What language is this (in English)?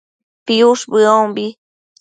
Matsés